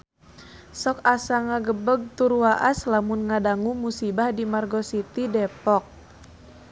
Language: Sundanese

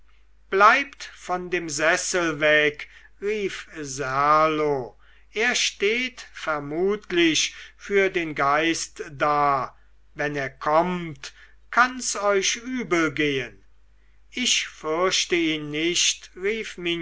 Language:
German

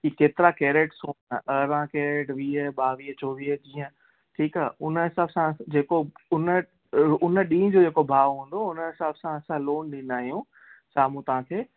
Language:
Sindhi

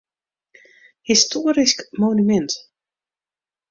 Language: Western Frisian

